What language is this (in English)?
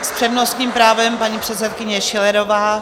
Czech